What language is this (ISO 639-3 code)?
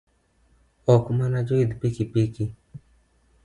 luo